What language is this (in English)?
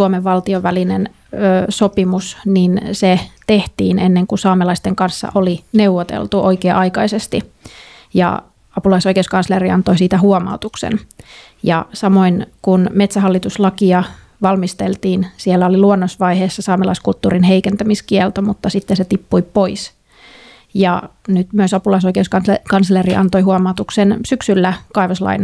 Finnish